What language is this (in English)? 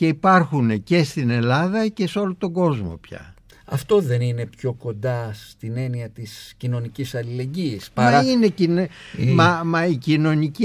Greek